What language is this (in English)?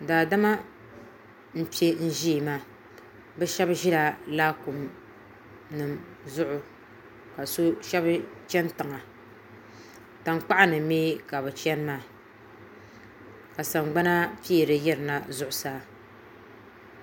Dagbani